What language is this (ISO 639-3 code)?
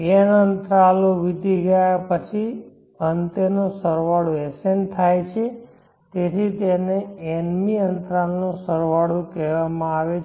guj